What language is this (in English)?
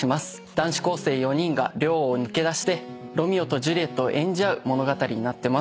Japanese